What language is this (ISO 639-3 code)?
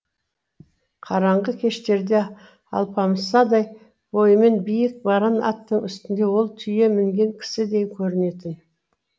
kaz